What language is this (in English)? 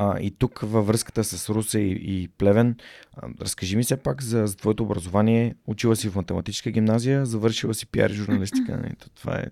Bulgarian